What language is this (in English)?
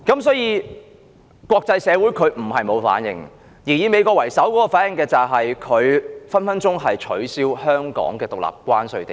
Cantonese